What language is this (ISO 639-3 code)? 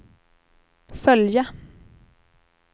swe